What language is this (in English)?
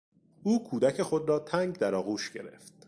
Persian